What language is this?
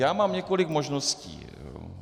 Czech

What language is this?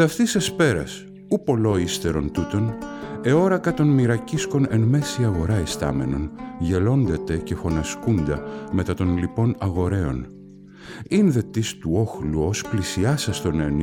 Greek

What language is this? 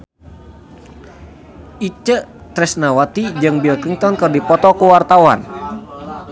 Sundanese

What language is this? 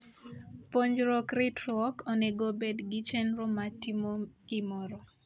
Luo (Kenya and Tanzania)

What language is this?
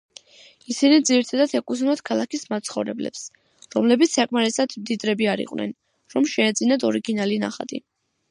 Georgian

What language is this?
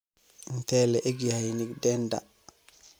Somali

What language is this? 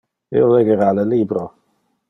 Interlingua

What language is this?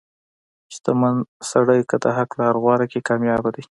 Pashto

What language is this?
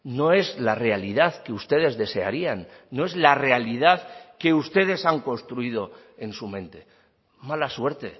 Spanish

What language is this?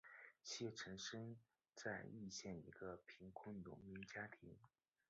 Chinese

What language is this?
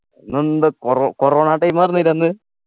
Malayalam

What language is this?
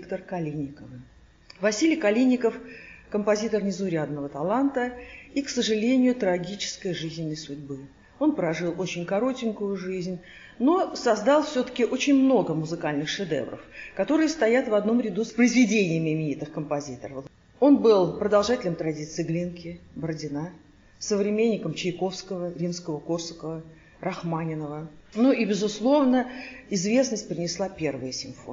Russian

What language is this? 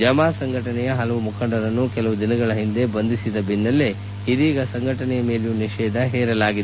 Kannada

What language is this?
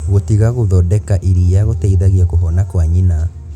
Kikuyu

